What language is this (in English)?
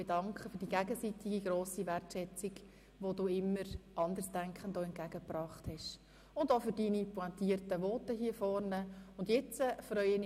Swiss German